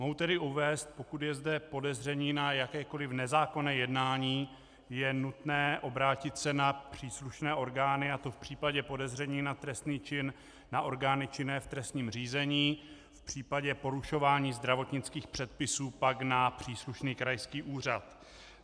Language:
Czech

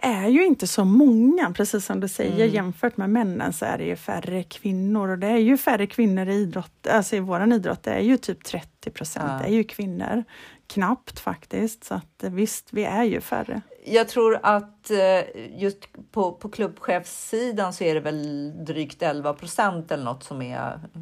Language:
Swedish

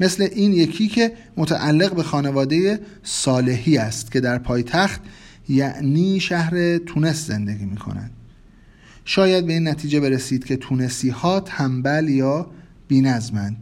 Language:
Persian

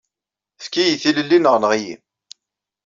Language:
Kabyle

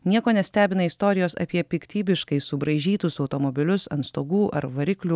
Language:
Lithuanian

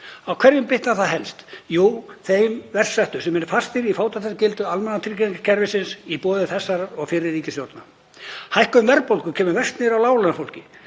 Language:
Icelandic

